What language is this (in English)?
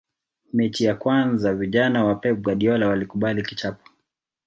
Swahili